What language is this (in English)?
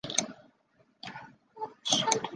Chinese